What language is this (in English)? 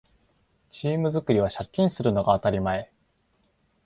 Japanese